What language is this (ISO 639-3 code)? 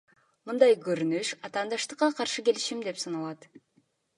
kir